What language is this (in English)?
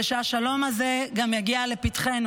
Hebrew